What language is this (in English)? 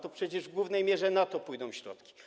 Polish